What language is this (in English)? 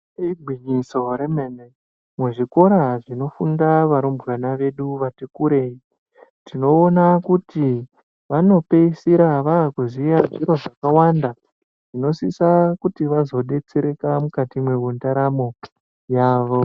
Ndau